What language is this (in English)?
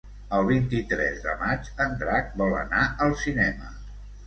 Catalan